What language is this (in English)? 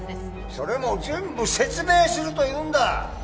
Japanese